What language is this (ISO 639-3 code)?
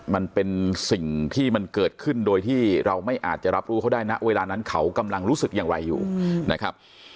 tha